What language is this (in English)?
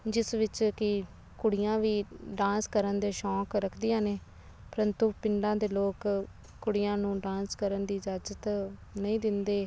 Punjabi